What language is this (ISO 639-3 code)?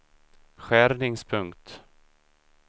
swe